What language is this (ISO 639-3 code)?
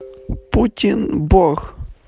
rus